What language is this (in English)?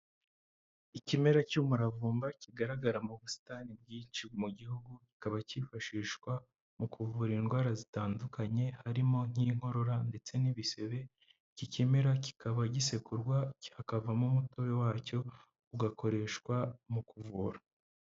Kinyarwanda